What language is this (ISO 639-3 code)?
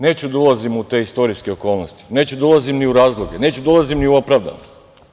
srp